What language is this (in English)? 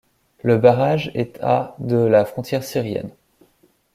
French